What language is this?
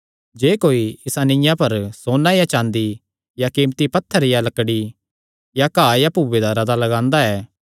Kangri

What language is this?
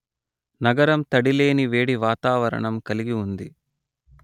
Telugu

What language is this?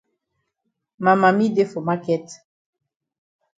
Cameroon Pidgin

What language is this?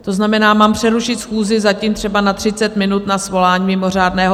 Czech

